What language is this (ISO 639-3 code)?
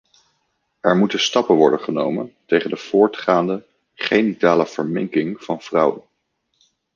nld